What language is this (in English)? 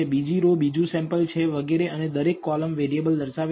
Gujarati